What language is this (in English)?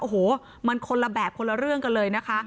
Thai